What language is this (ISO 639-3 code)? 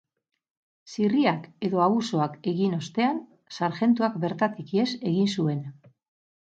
eus